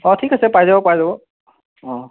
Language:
Assamese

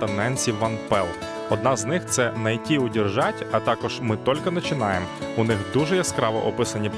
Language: Ukrainian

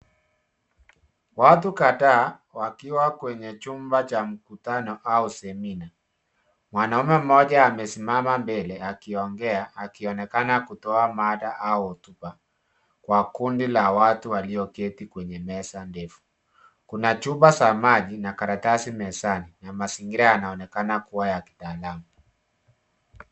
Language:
Swahili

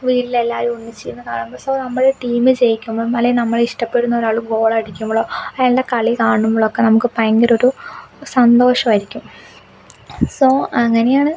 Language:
Malayalam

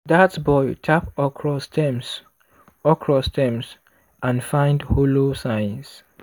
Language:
Nigerian Pidgin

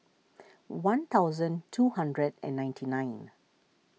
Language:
English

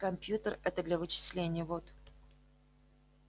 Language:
Russian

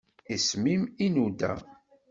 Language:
Kabyle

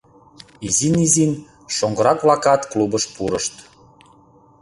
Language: Mari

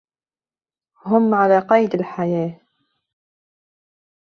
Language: Arabic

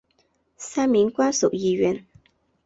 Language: Chinese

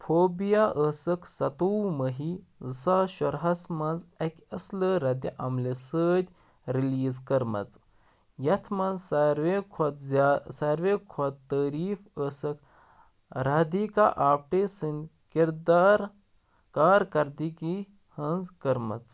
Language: Kashmiri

